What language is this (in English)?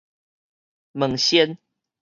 Min Nan Chinese